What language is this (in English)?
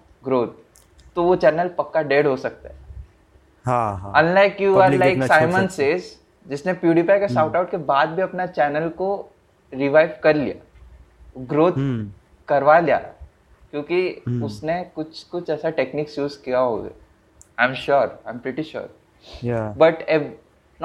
Hindi